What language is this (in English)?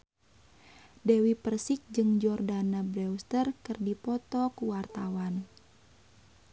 Sundanese